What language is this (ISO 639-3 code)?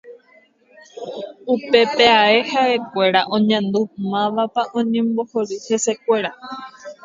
grn